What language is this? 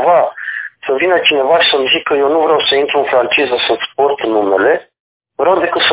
Romanian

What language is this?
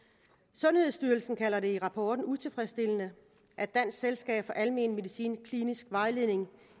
Danish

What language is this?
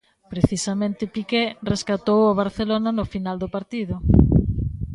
Galician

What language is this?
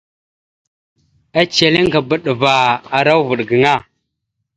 Mada (Cameroon)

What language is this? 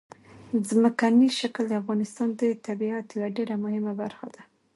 Pashto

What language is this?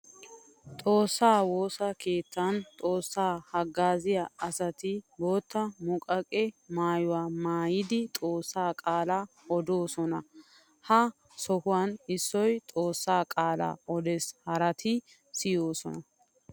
Wolaytta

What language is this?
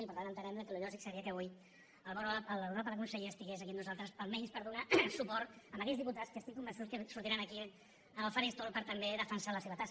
Catalan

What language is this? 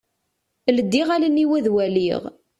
Kabyle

